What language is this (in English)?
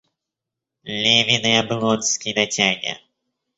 Russian